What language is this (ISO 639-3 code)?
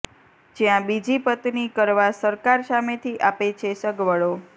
guj